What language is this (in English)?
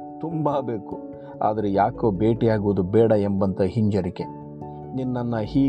Kannada